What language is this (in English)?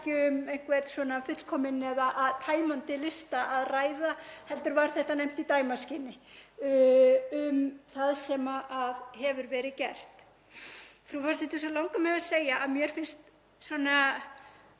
Icelandic